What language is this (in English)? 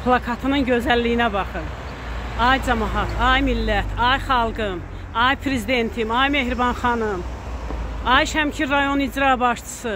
Turkish